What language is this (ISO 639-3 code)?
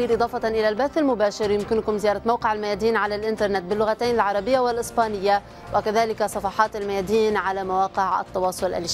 ara